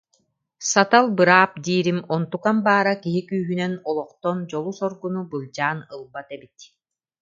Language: Yakut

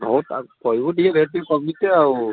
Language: Odia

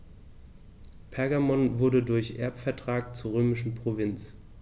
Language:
German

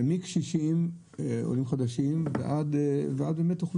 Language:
Hebrew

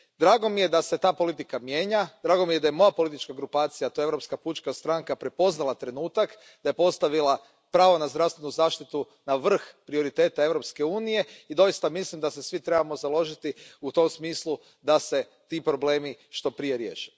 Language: Croatian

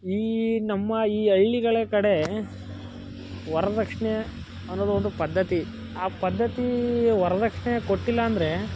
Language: Kannada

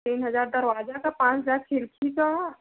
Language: Hindi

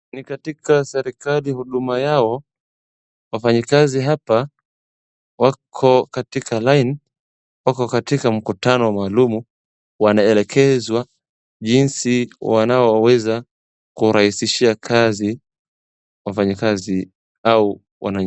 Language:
Swahili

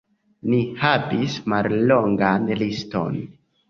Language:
Esperanto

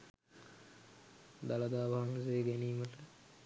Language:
Sinhala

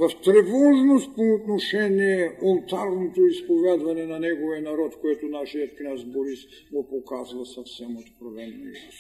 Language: Bulgarian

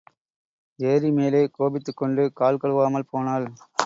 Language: Tamil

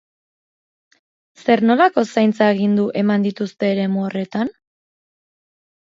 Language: Basque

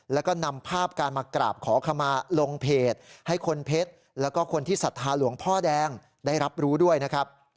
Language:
Thai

